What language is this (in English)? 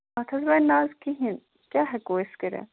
Kashmiri